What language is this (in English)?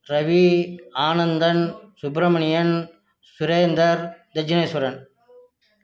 Tamil